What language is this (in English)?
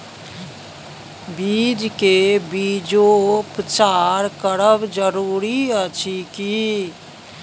Maithili